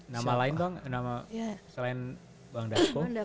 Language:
Indonesian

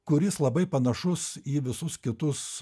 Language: Lithuanian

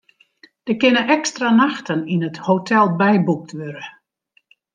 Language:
Western Frisian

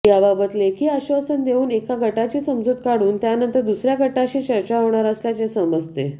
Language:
Marathi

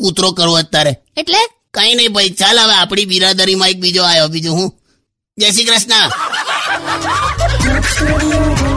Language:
Hindi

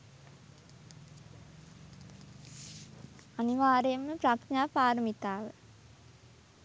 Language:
Sinhala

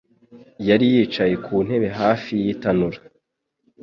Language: Kinyarwanda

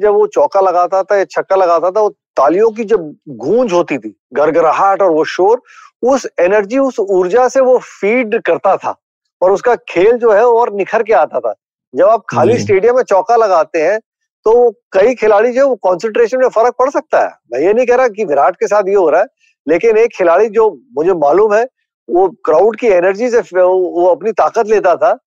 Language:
Hindi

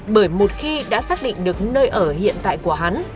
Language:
Vietnamese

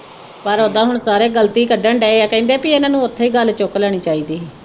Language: Punjabi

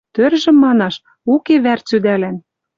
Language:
Western Mari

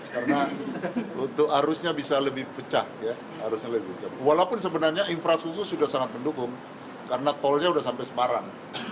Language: Indonesian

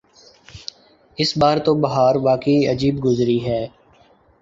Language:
Urdu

